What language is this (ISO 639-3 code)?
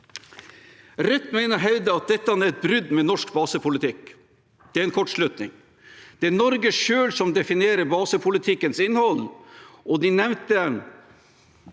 nor